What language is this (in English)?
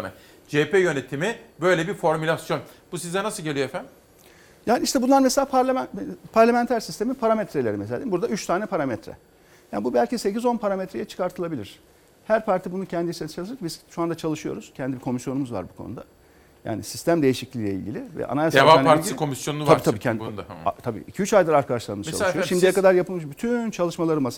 Turkish